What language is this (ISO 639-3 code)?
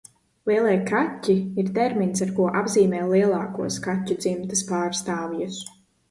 lav